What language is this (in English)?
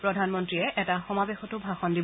Assamese